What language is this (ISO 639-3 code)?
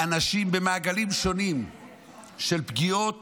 heb